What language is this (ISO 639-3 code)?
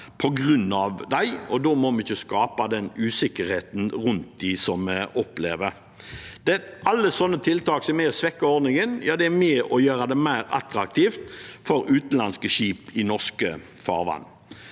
nor